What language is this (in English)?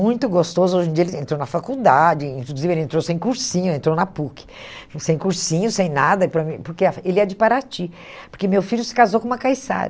Portuguese